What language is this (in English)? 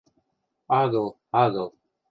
Western Mari